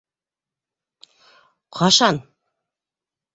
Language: Bashkir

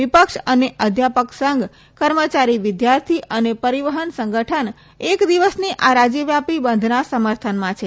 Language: Gujarati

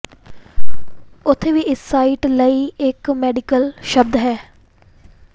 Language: Punjabi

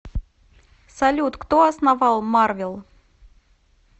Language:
Russian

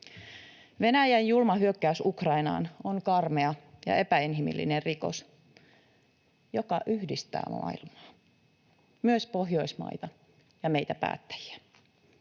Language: Finnish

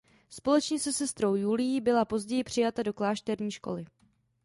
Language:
Czech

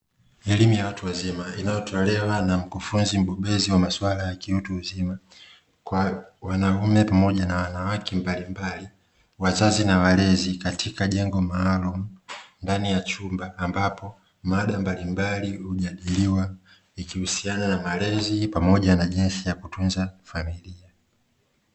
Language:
Swahili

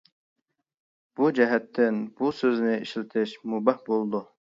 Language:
Uyghur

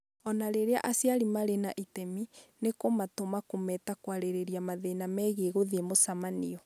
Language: Kikuyu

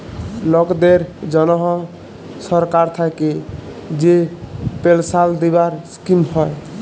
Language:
Bangla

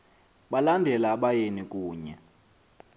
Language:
Xhosa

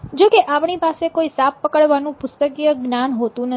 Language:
Gujarati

